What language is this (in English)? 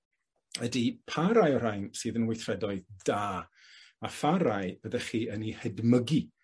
Welsh